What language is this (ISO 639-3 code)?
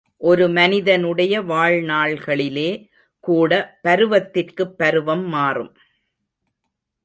tam